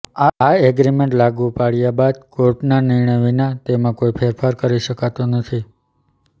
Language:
Gujarati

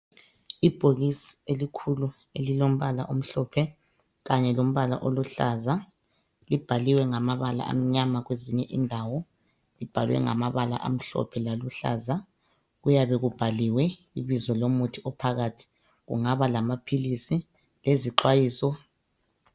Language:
North Ndebele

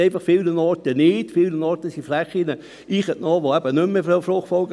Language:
Swiss German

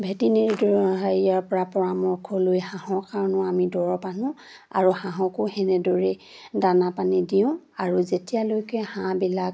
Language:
Assamese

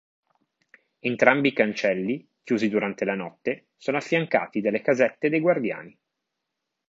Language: Italian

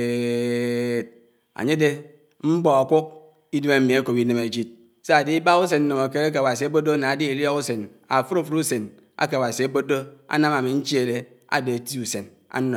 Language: Anaang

